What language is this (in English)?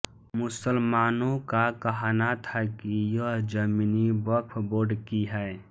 Hindi